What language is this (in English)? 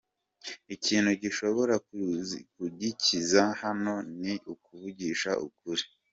Kinyarwanda